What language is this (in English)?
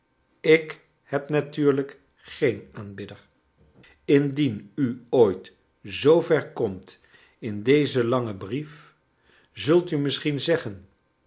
Dutch